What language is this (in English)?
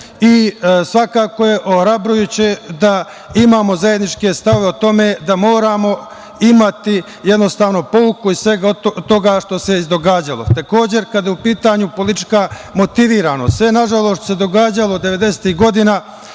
Serbian